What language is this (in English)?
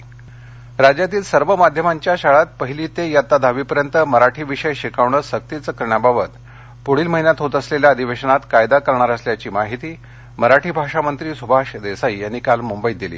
Marathi